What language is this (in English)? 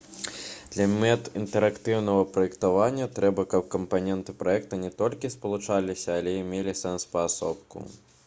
Belarusian